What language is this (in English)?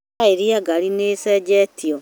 Kikuyu